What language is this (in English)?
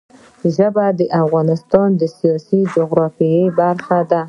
Pashto